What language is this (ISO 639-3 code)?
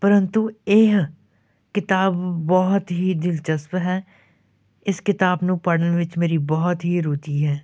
pan